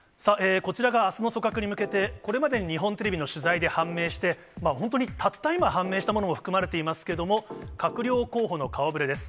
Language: Japanese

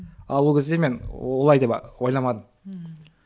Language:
Kazakh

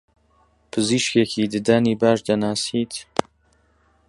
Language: Central Kurdish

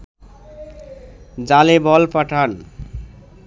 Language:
Bangla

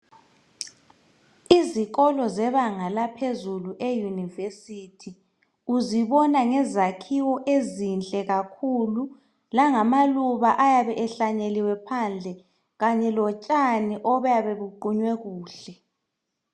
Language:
North Ndebele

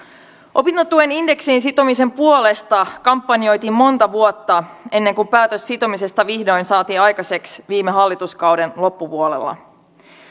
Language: Finnish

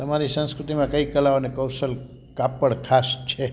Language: Gujarati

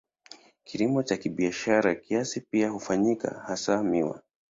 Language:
Swahili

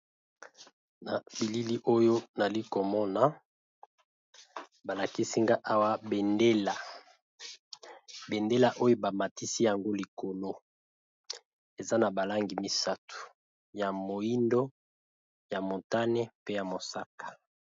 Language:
Lingala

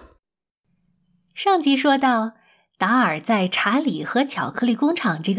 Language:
Chinese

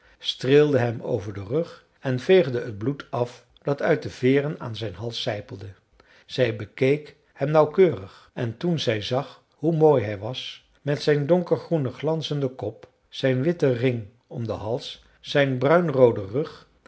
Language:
Dutch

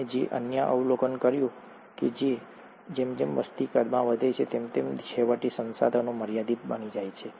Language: Gujarati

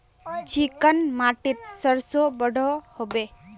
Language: Magahi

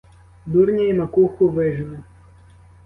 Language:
Ukrainian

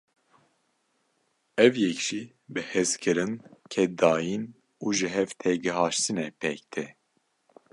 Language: Kurdish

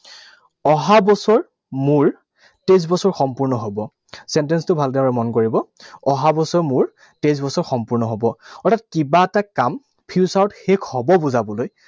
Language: Assamese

